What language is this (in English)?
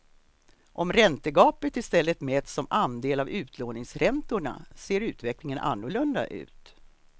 Swedish